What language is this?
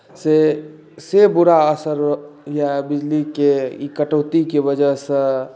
Maithili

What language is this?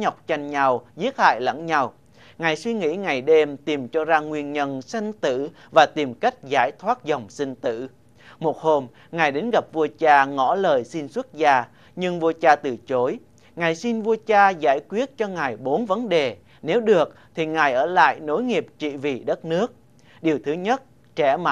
Vietnamese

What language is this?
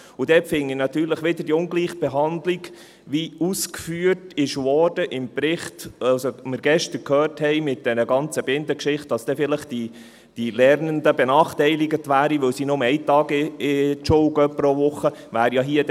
Swiss German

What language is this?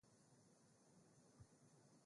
Swahili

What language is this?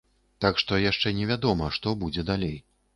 Belarusian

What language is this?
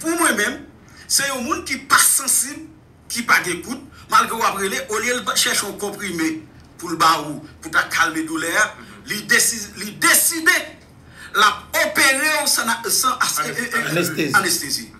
French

